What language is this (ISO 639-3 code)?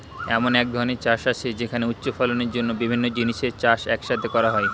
ben